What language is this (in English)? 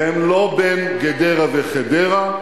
Hebrew